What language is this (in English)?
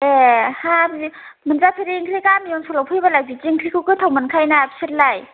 Bodo